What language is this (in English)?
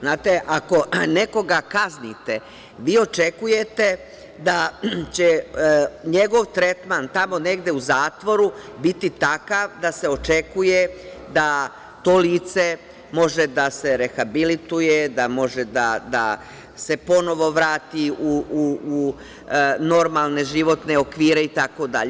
Serbian